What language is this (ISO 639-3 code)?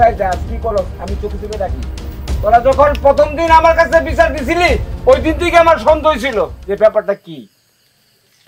ara